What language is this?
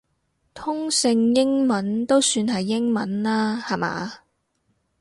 Cantonese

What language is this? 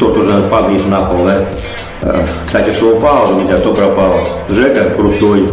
Russian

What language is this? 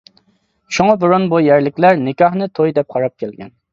Uyghur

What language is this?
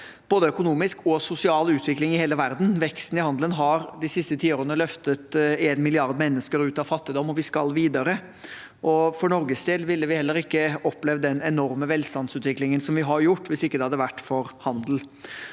Norwegian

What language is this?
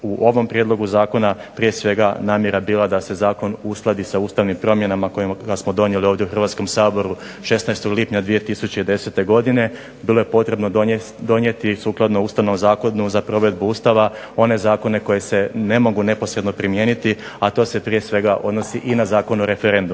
Croatian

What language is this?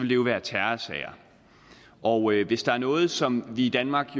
Danish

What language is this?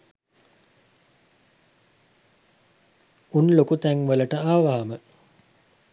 Sinhala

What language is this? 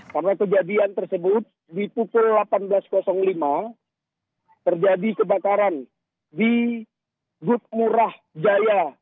Indonesian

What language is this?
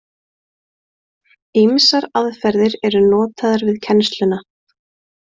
Icelandic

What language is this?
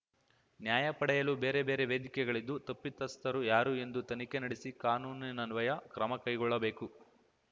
Kannada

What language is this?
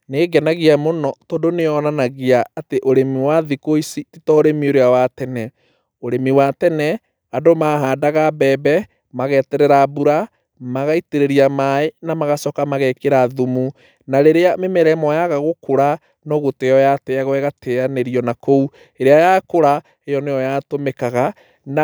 Kikuyu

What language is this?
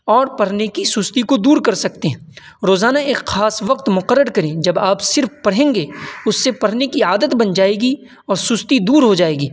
Urdu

